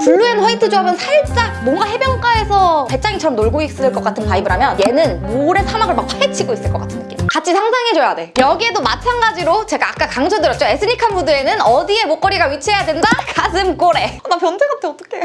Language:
Korean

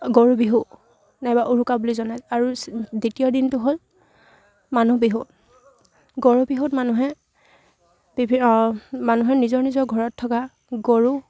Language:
Assamese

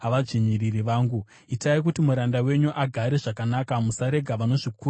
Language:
Shona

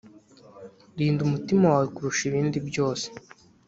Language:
Kinyarwanda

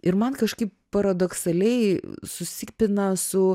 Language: Lithuanian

